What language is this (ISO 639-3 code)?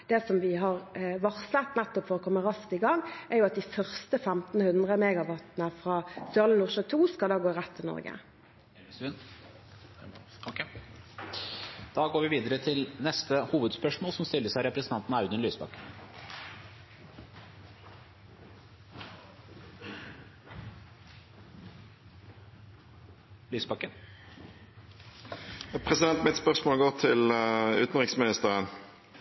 nob